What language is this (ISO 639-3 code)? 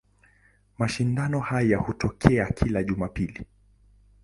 swa